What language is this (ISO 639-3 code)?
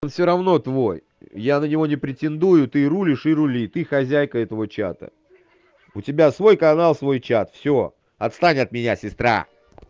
rus